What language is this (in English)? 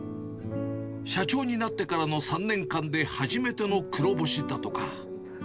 Japanese